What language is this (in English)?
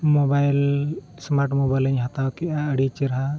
Santali